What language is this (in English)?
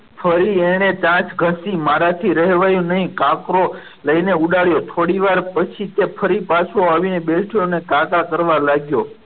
Gujarati